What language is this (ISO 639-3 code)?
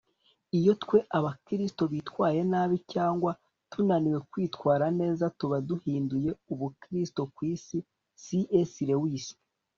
kin